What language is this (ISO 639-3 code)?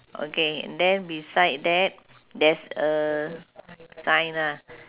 eng